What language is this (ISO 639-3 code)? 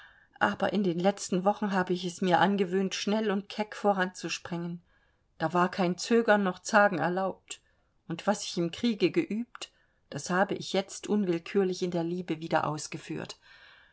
deu